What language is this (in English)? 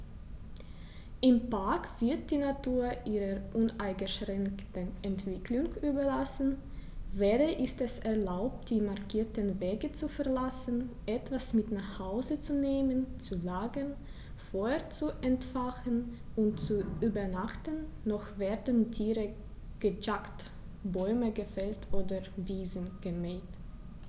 German